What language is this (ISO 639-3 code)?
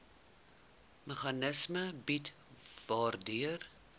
afr